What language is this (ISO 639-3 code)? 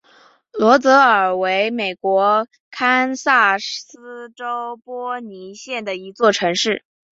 zho